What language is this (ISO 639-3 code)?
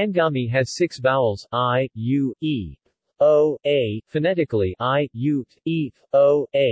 eng